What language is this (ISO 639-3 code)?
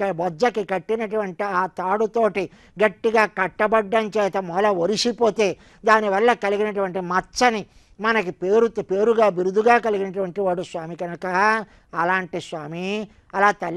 kor